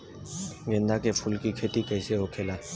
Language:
Bhojpuri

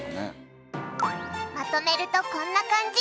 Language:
Japanese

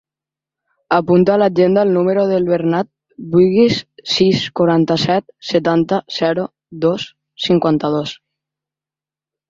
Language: Catalan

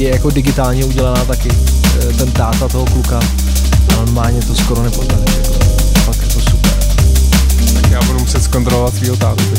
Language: Czech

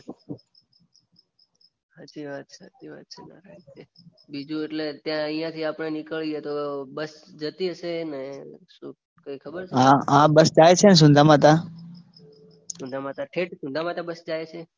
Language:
Gujarati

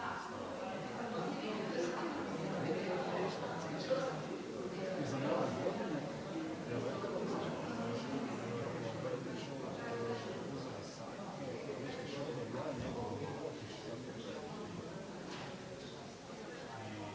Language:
Croatian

